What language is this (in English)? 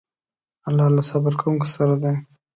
Pashto